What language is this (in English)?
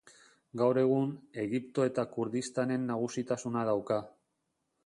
Basque